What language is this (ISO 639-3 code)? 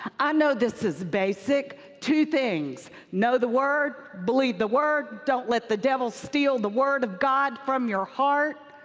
eng